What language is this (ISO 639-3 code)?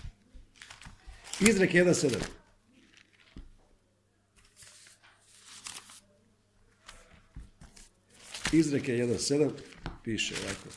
hrv